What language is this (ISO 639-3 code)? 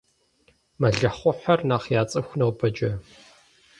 kbd